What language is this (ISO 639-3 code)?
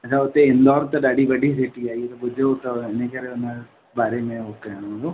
snd